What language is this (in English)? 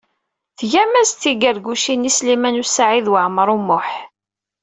Kabyle